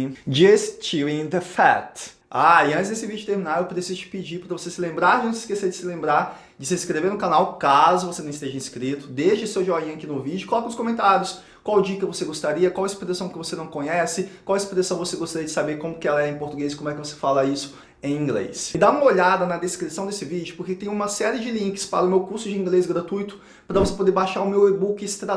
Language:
Portuguese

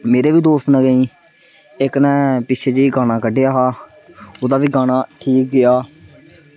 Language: Dogri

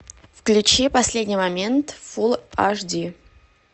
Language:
Russian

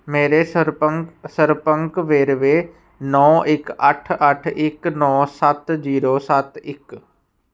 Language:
Punjabi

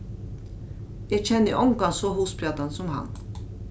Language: Faroese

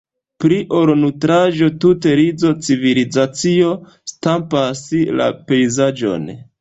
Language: Esperanto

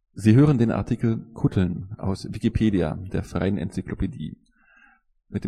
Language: German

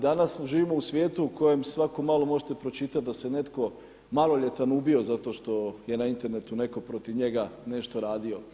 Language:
Croatian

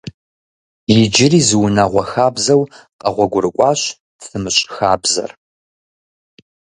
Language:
Kabardian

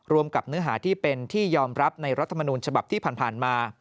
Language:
Thai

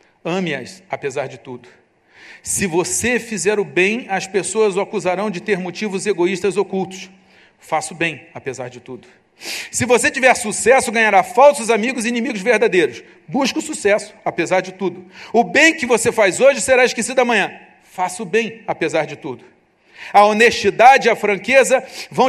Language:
Portuguese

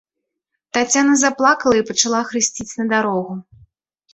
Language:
Belarusian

